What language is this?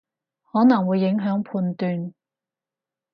Cantonese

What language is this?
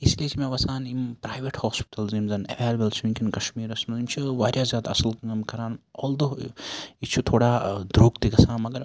Kashmiri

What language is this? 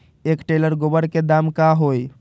Magahi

